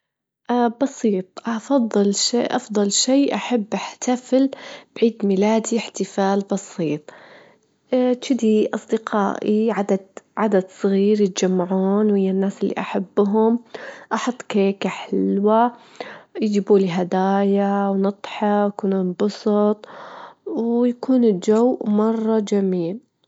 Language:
Gulf Arabic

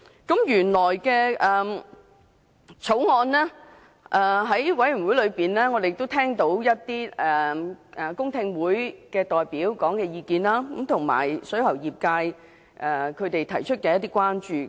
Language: Cantonese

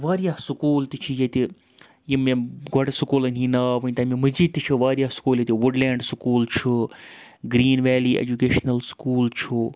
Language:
Kashmiri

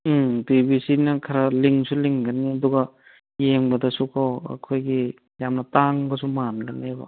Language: Manipuri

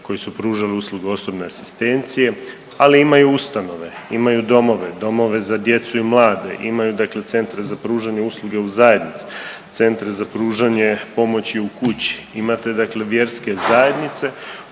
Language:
Croatian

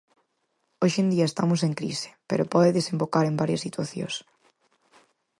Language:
Galician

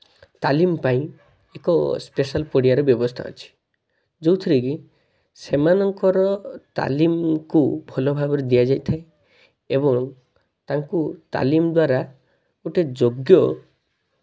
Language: Odia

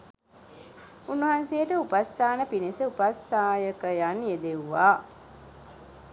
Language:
Sinhala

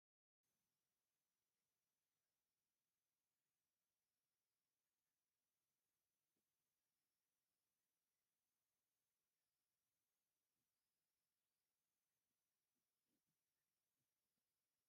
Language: Tigrinya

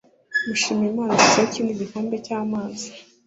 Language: Kinyarwanda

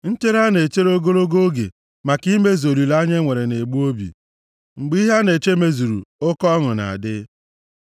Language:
Igbo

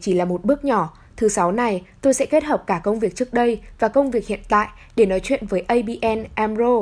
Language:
Vietnamese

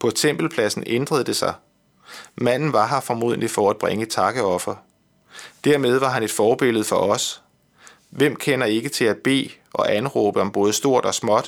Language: Danish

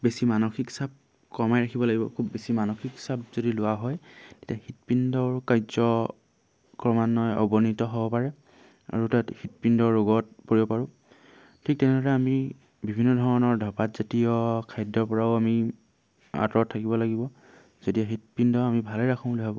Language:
Assamese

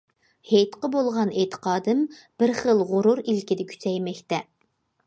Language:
Uyghur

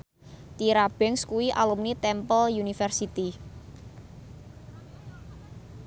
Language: Javanese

